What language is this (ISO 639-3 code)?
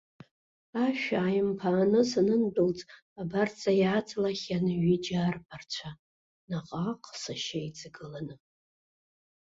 abk